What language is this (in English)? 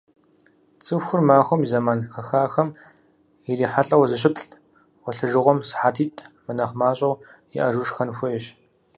Kabardian